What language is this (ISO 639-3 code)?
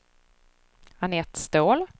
swe